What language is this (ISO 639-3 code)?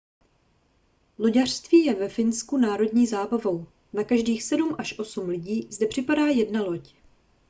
ces